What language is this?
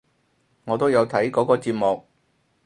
Cantonese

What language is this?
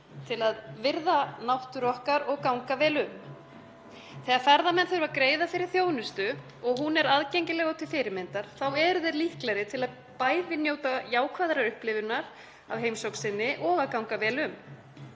Icelandic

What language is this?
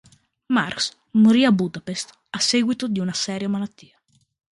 Italian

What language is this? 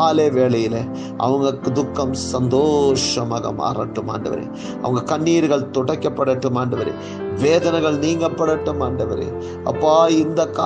Tamil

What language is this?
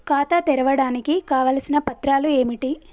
Telugu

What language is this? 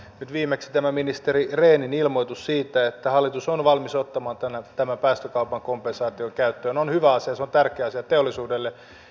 Finnish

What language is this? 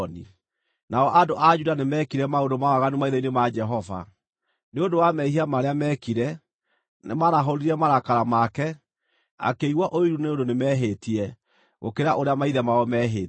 Kikuyu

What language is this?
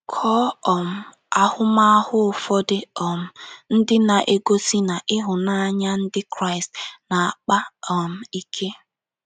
Igbo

